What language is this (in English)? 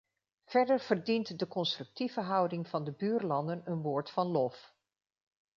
Dutch